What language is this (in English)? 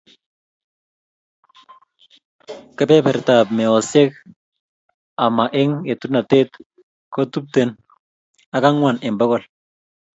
Kalenjin